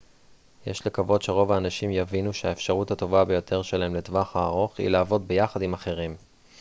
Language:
Hebrew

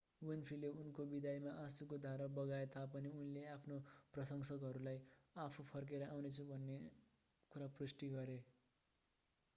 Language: Nepali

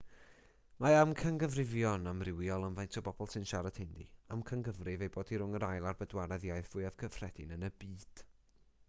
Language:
Welsh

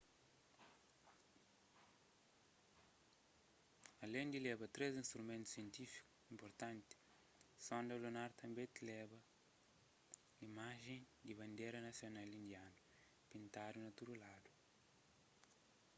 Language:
Kabuverdianu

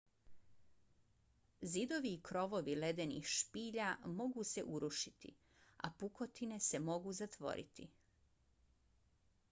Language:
Bosnian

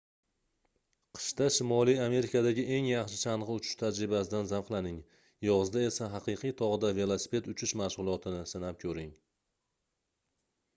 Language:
Uzbek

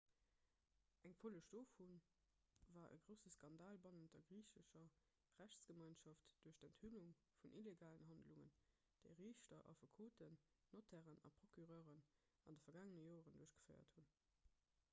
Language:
Luxembourgish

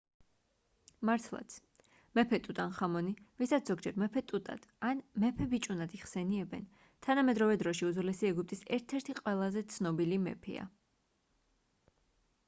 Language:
Georgian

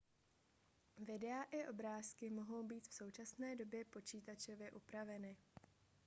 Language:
Czech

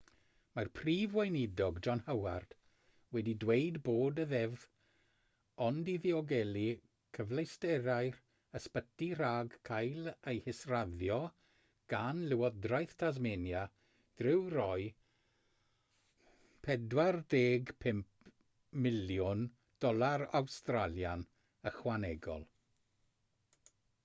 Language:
Welsh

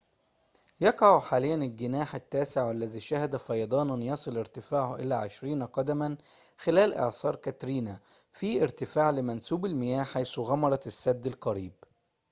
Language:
Arabic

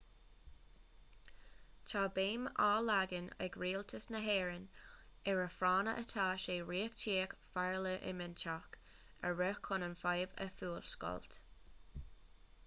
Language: Irish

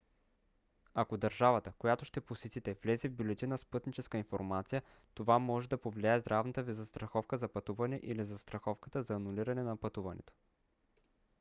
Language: Bulgarian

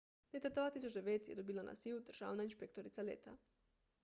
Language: Slovenian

